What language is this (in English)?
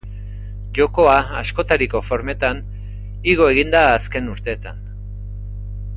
Basque